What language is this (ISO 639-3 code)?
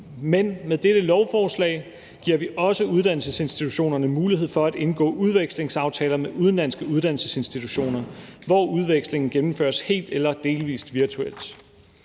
dan